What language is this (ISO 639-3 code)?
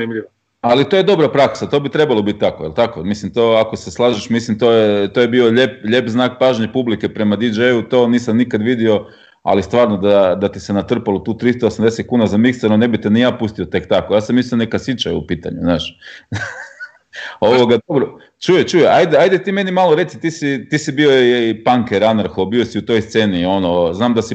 hrv